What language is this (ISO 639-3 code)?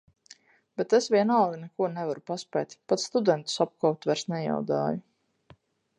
lav